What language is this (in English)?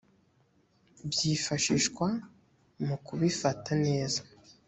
Kinyarwanda